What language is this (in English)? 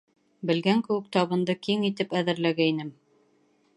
Bashkir